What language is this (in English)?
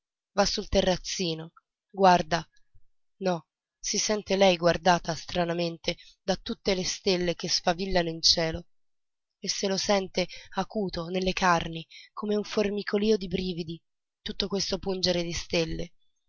Italian